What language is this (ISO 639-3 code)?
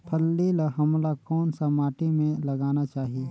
hne